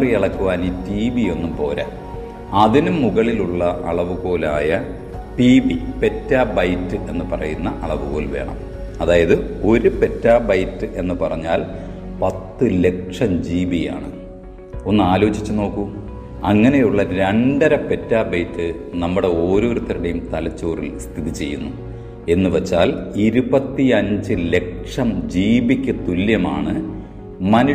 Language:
Malayalam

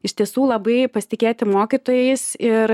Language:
Lithuanian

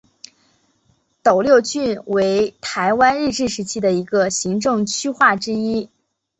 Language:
Chinese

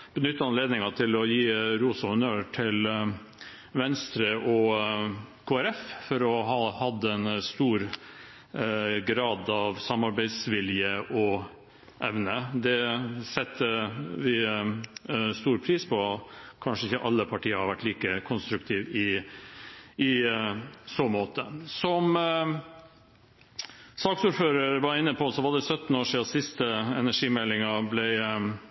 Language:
Norwegian Bokmål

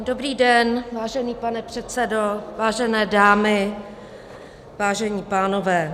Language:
Czech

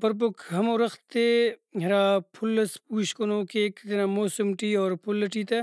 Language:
Brahui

